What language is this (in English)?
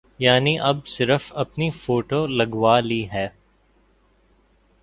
Urdu